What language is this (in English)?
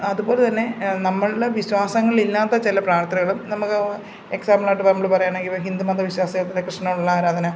Malayalam